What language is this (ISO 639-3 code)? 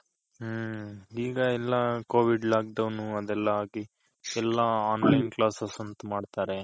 kan